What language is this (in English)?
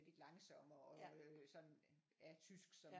Danish